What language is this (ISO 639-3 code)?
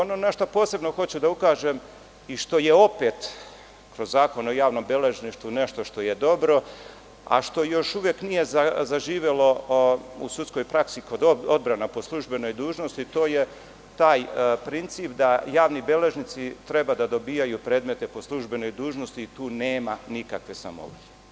srp